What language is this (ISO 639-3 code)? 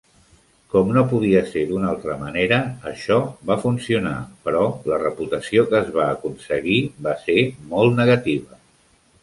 cat